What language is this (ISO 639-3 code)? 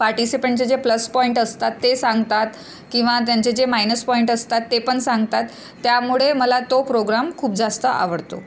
mar